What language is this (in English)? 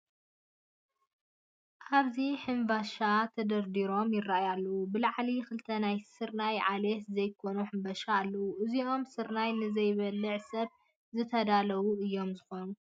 Tigrinya